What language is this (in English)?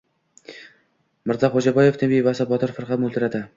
Uzbek